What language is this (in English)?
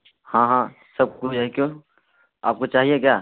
Urdu